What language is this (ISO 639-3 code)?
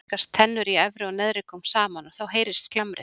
isl